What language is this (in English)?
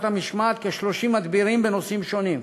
Hebrew